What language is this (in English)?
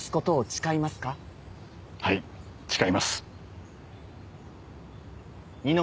Japanese